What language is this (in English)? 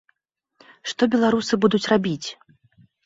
Belarusian